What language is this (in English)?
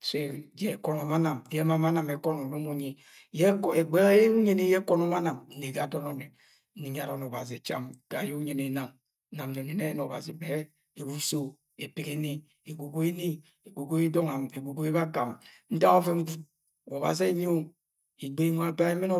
Agwagwune